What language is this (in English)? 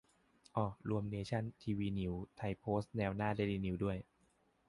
Thai